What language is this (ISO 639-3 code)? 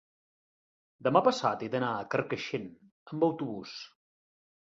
cat